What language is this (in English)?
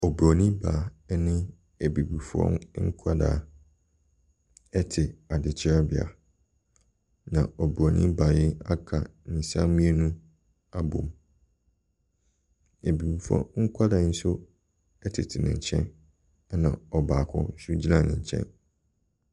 Akan